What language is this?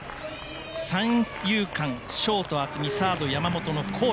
Japanese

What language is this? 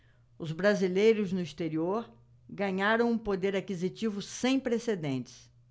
Portuguese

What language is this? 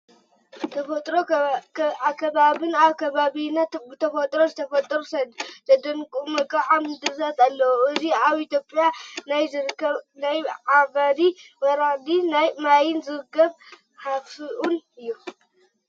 Tigrinya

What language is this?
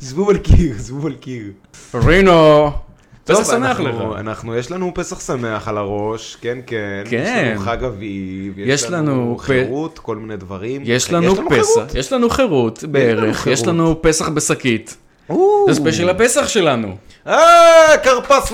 Hebrew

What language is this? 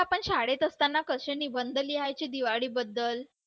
Marathi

